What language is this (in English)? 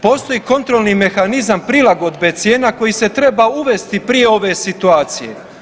Croatian